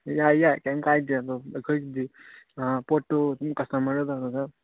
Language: Manipuri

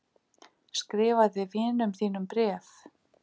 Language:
Icelandic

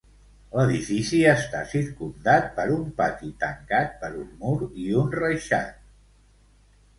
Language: Catalan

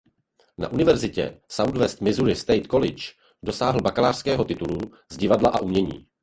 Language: Czech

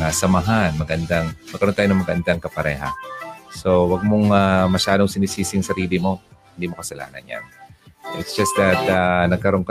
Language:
Filipino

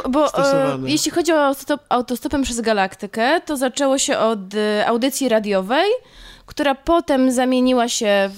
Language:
Polish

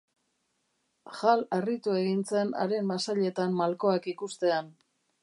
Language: Basque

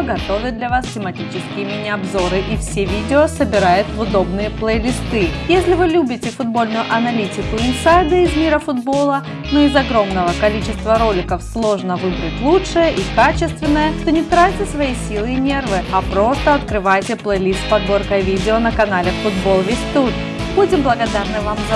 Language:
Russian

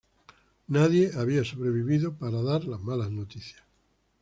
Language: Spanish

